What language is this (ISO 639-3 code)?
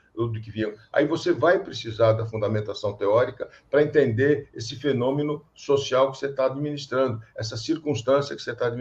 por